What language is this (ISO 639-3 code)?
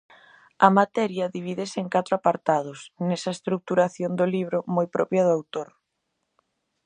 glg